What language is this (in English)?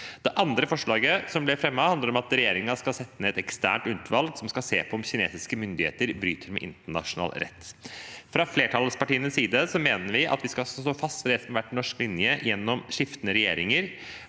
Norwegian